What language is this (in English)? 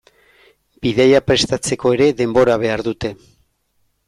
Basque